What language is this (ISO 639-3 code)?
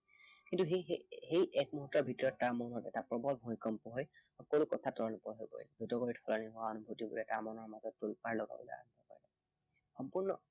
asm